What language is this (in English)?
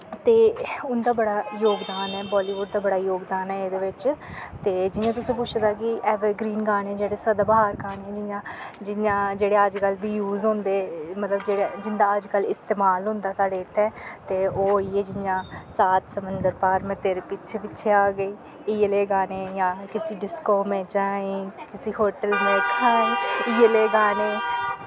Dogri